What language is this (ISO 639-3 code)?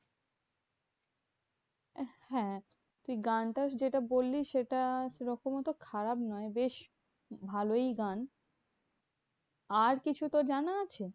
ben